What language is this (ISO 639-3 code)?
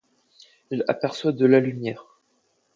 fra